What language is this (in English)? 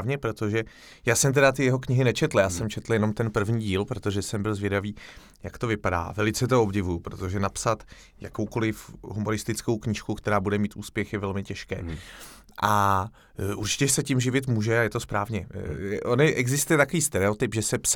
Czech